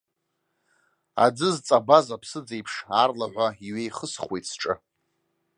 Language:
Abkhazian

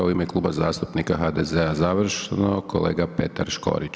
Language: Croatian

